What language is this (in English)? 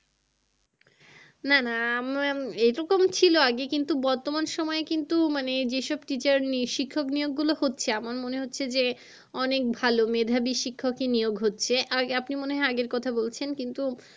Bangla